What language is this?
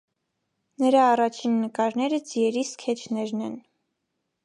Armenian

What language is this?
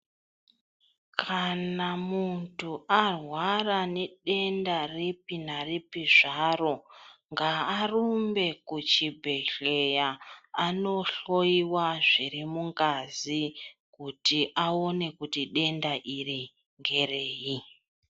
Ndau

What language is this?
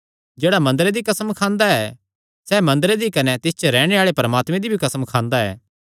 Kangri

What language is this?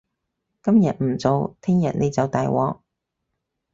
Cantonese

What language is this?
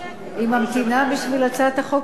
Hebrew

